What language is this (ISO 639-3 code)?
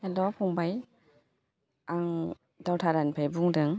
brx